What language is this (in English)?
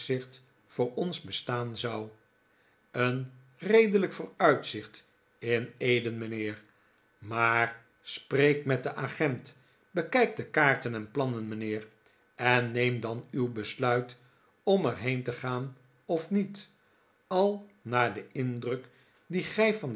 Dutch